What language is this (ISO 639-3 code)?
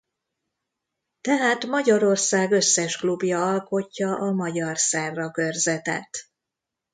hun